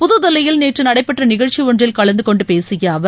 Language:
Tamil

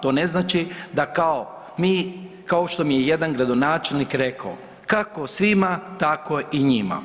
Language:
Croatian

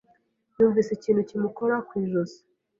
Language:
Kinyarwanda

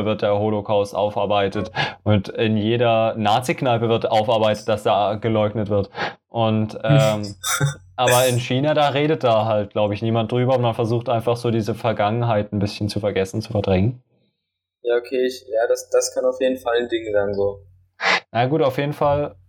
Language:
German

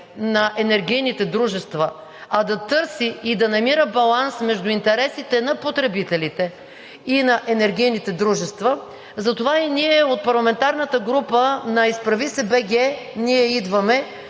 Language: Bulgarian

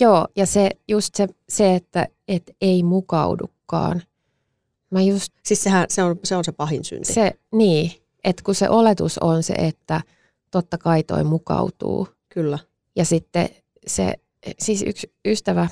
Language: Finnish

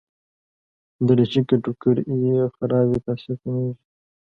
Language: Pashto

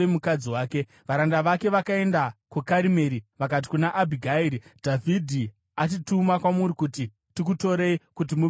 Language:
Shona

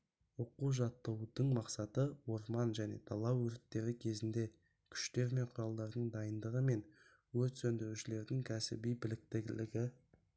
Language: Kazakh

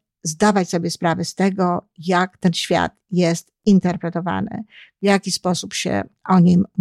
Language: Polish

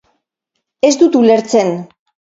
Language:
Basque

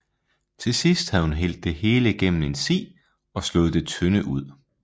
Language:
Danish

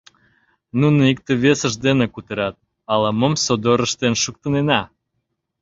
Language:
Mari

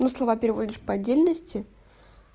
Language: Russian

